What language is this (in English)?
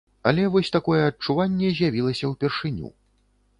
Belarusian